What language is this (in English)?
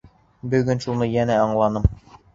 Bashkir